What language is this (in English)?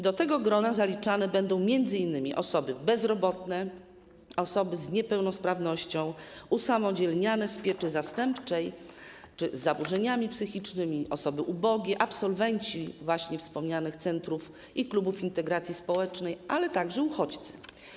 Polish